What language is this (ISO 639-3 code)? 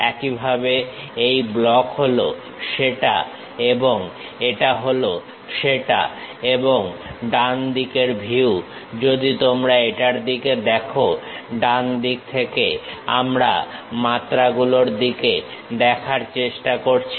ben